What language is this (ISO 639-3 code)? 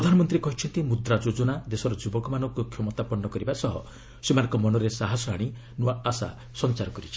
ori